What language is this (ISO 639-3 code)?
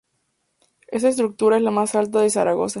spa